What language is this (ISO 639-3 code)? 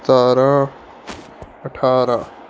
pan